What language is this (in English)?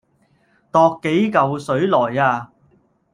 Cantonese